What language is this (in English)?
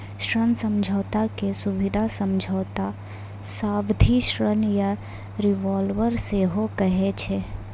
Maithili